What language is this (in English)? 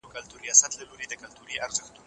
Pashto